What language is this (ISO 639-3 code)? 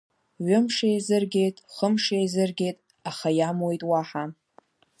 abk